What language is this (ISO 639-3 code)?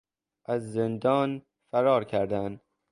fas